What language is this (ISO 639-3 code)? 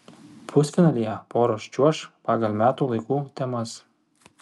lit